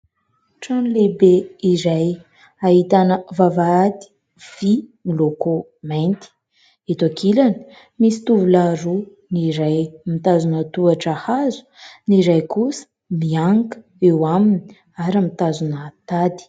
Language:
Malagasy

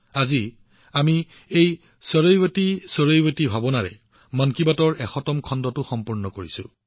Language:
Assamese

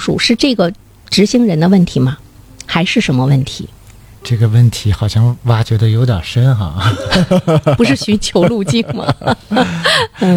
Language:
Chinese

